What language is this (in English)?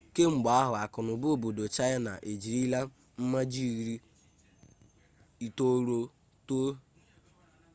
Igbo